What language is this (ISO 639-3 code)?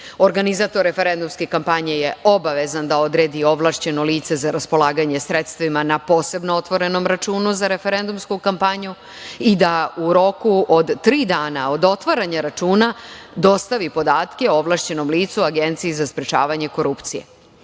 srp